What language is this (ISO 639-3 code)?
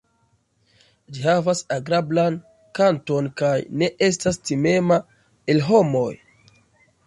epo